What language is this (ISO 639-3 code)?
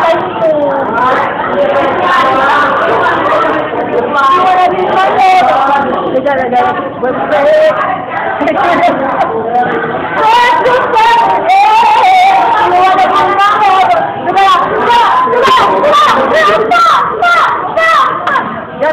ind